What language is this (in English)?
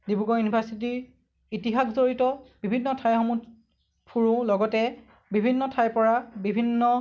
Assamese